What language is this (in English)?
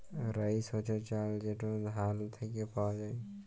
Bangla